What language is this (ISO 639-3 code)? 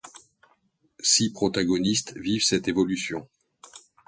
fra